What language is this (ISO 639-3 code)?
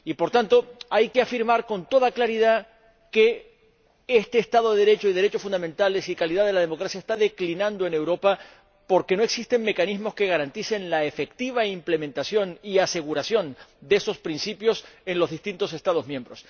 spa